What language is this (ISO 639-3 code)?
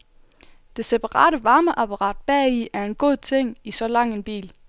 dan